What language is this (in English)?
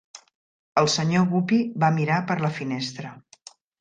Catalan